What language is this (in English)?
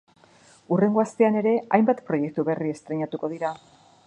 Basque